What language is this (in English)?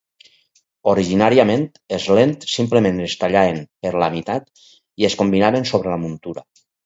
Catalan